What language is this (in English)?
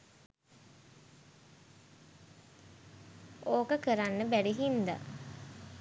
Sinhala